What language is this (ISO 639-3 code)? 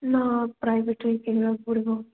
ori